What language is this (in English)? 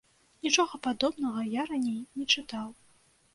Belarusian